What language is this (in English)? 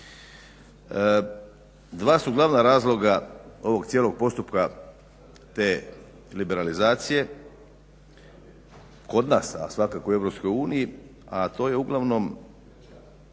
Croatian